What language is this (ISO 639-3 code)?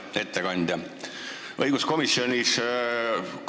est